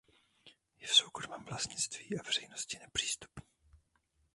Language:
Czech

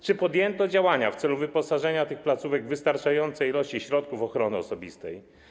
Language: Polish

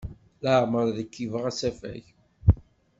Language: Kabyle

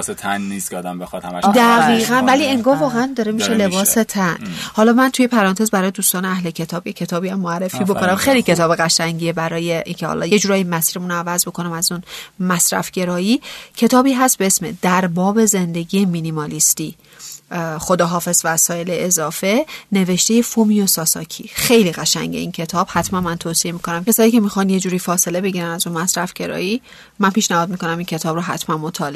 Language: Persian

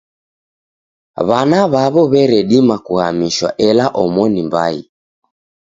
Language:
Taita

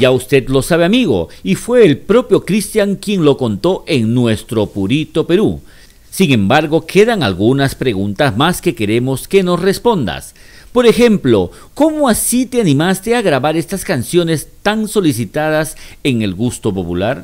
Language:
Spanish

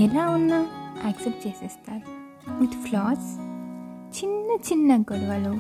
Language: Telugu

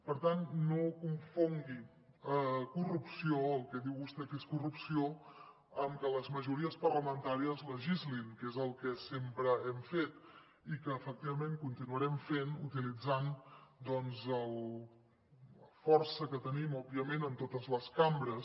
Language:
Catalan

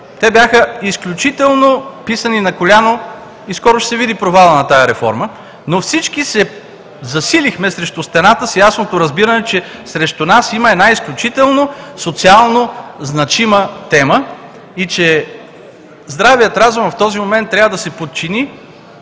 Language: Bulgarian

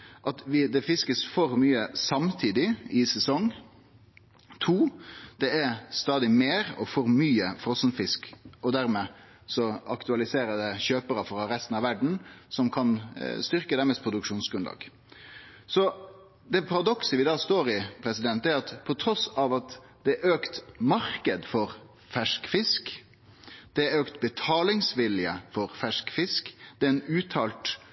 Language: Norwegian Nynorsk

